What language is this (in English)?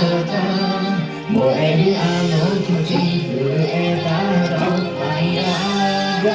Japanese